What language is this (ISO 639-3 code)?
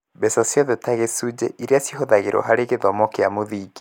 kik